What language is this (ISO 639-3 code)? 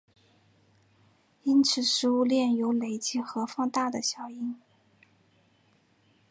zho